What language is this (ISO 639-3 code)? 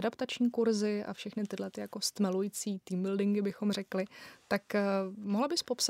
ces